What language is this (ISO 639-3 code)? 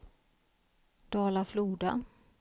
swe